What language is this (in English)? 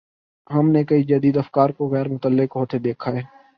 Urdu